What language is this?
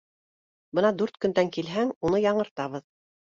Bashkir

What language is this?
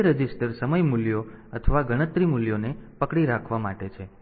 Gujarati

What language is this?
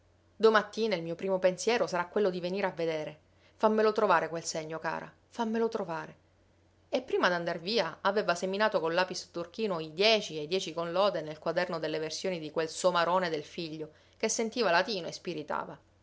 Italian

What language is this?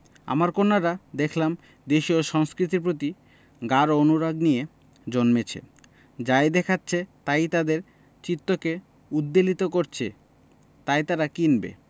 Bangla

